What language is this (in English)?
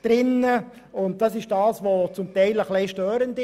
Swiss German